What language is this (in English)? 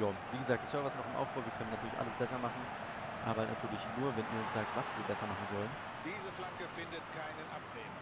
German